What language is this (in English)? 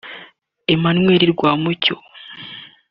Kinyarwanda